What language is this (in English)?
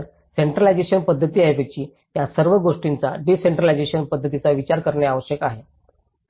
Marathi